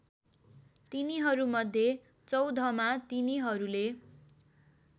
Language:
Nepali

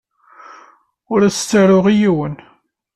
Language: Kabyle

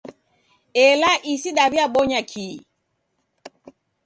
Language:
Taita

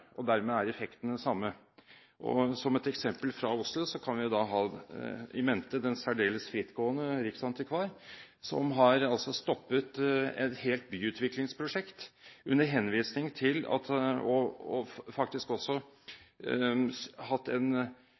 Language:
Norwegian Bokmål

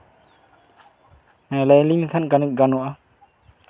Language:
Santali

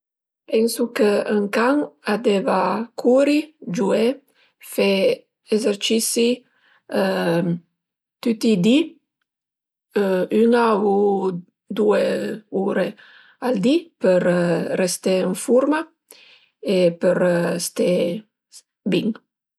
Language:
Piedmontese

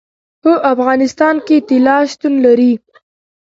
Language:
Pashto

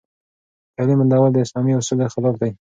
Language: Pashto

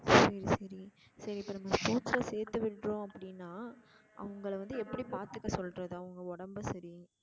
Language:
Tamil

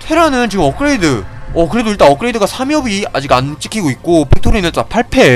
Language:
Korean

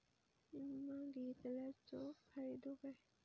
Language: Marathi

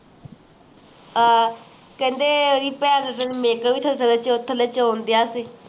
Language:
Punjabi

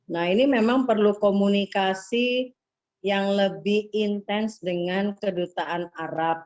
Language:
Indonesian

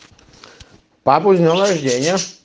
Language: Russian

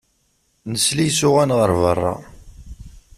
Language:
Kabyle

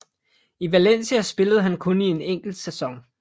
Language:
Danish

